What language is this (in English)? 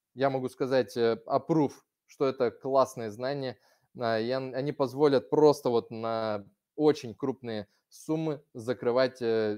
Russian